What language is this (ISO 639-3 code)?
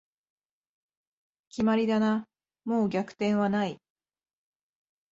jpn